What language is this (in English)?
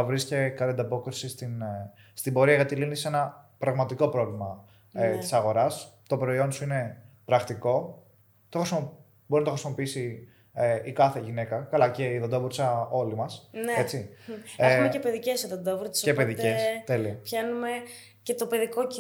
Greek